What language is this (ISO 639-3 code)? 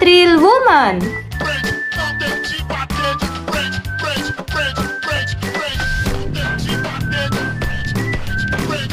ind